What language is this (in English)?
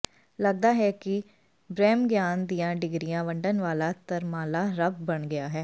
Punjabi